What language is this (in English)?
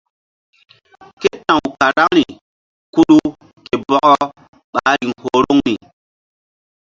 Mbum